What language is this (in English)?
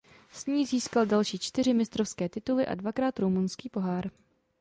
Czech